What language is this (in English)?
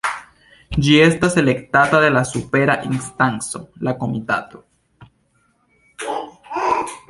Esperanto